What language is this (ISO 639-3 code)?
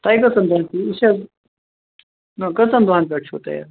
kas